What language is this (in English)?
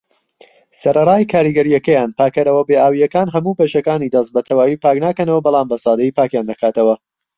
Central Kurdish